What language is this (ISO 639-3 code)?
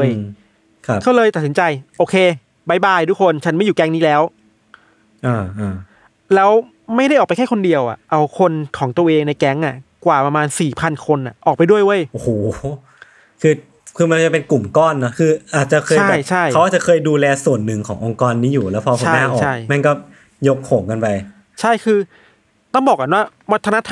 tha